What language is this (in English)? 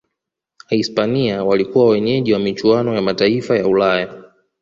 Swahili